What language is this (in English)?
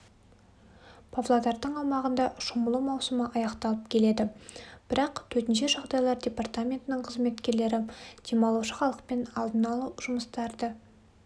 Kazakh